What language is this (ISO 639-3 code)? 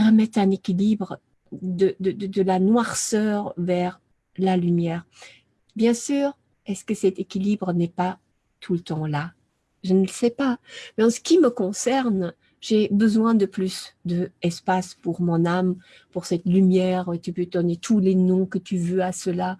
fra